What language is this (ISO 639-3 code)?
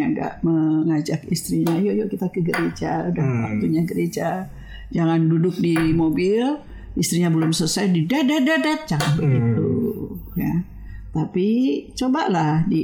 ind